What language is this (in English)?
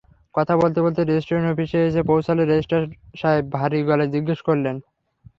Bangla